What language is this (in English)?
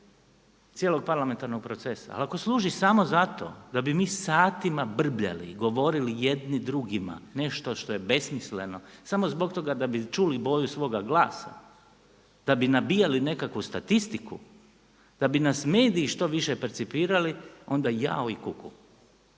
Croatian